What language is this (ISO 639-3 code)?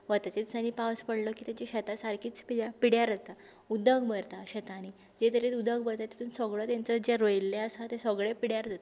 kok